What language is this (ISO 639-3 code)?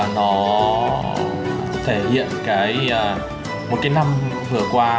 vie